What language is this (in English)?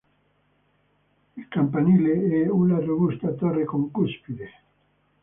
Italian